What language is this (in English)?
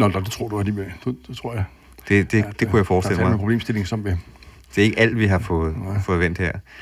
Danish